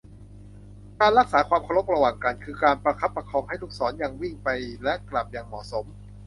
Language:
Thai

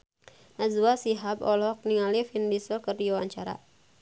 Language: Sundanese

